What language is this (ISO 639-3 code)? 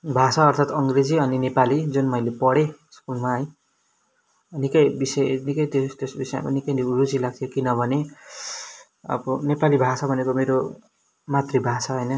nep